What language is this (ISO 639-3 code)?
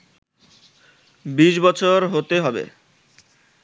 ben